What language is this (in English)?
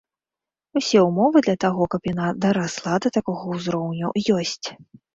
Belarusian